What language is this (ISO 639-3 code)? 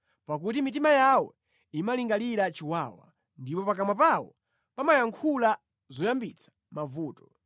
nya